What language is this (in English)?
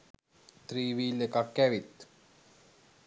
Sinhala